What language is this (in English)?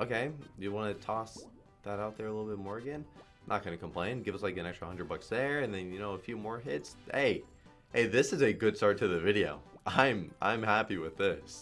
English